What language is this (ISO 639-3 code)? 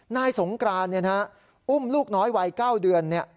tha